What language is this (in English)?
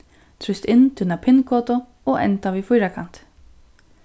Faroese